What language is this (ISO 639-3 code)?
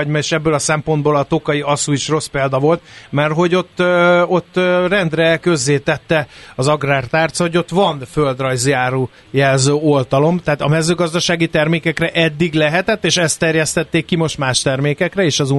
hun